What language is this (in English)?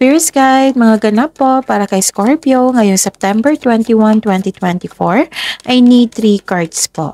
Filipino